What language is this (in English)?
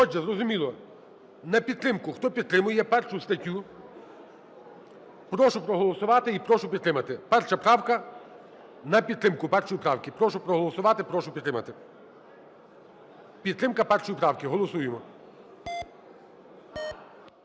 Ukrainian